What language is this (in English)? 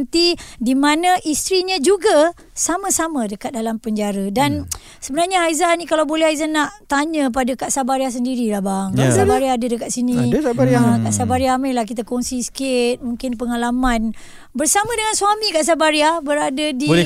Malay